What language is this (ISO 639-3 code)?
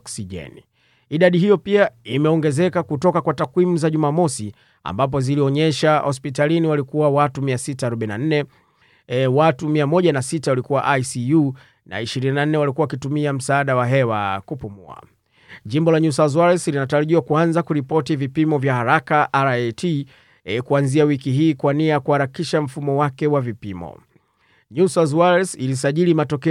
swa